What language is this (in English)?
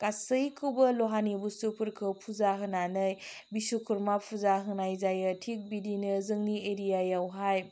Bodo